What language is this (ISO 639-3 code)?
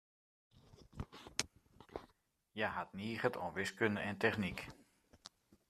fry